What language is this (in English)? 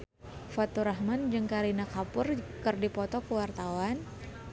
Sundanese